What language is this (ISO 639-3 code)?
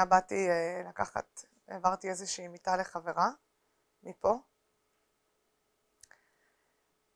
heb